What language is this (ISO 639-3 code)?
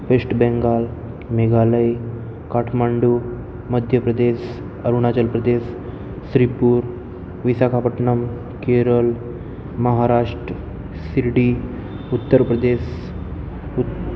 guj